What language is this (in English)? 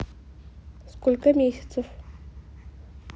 Russian